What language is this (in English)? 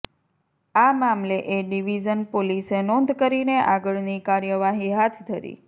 Gujarati